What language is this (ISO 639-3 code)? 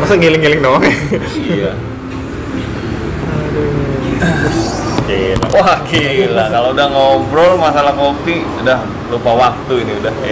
ind